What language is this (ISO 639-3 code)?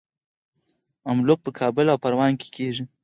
pus